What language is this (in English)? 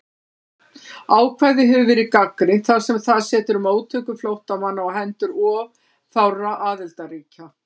Icelandic